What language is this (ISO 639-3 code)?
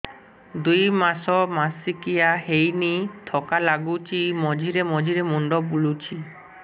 ori